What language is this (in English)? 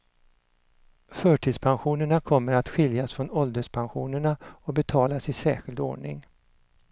Swedish